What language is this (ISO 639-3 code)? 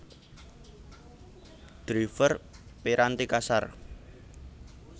jav